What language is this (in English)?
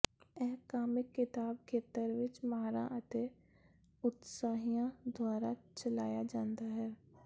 Punjabi